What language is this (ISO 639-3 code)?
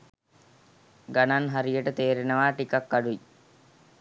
sin